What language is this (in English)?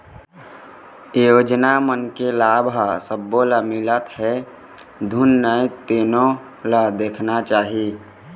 Chhattisgarhi